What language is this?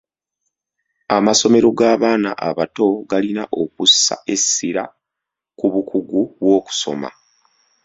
Ganda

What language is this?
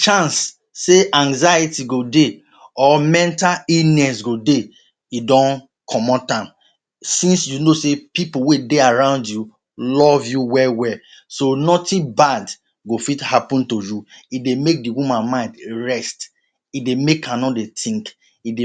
Nigerian Pidgin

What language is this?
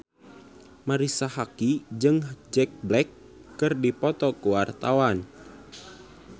Sundanese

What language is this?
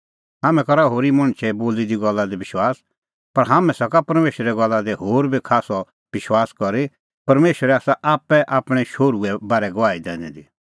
Kullu Pahari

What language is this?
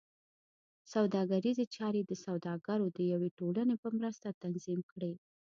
Pashto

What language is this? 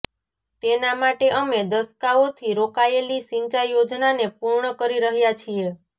Gujarati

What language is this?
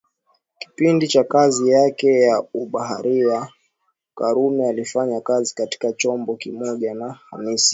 Swahili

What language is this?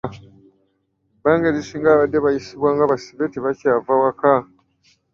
Ganda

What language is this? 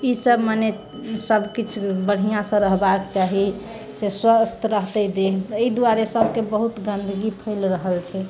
Maithili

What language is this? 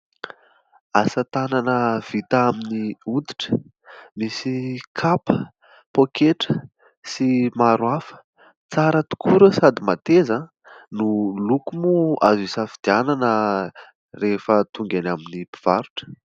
Malagasy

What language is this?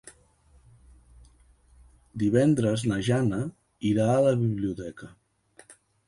Catalan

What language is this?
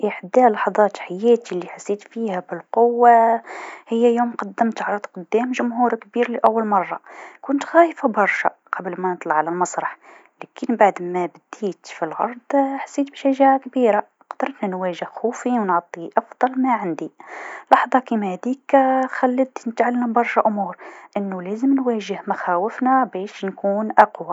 Tunisian Arabic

